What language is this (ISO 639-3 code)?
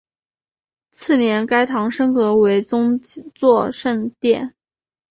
zho